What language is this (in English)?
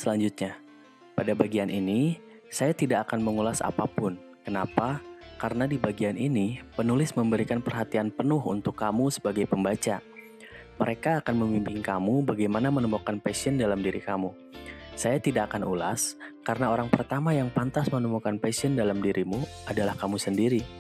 Indonesian